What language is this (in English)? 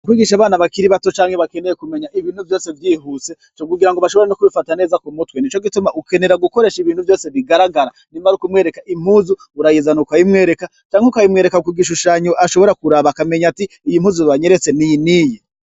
Rundi